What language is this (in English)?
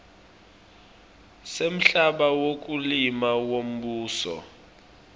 Swati